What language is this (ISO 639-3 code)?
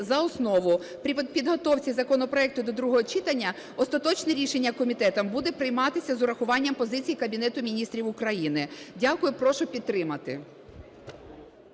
ukr